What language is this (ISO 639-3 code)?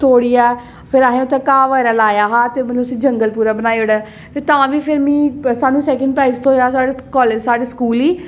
doi